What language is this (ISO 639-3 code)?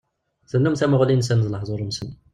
kab